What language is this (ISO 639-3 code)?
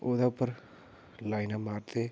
doi